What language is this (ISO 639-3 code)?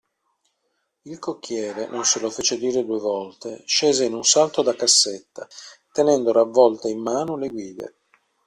ita